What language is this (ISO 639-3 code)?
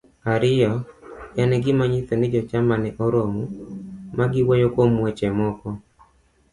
luo